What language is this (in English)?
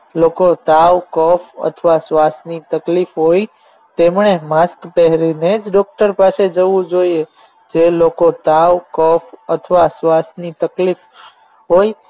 Gujarati